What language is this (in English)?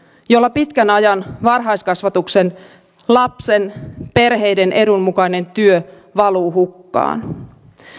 Finnish